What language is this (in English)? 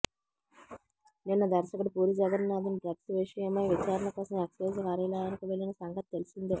Telugu